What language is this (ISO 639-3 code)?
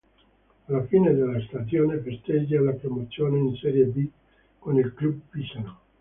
ita